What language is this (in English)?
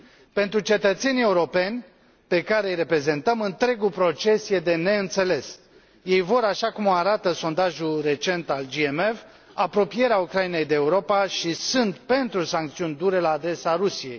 Romanian